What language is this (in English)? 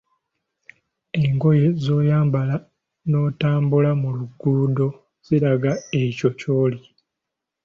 Ganda